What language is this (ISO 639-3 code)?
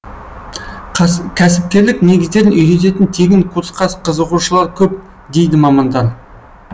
kaz